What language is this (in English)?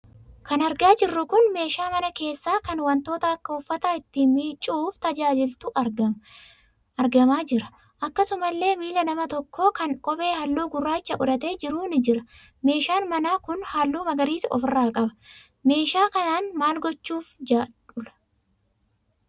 Oromo